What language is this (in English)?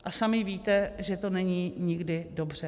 Czech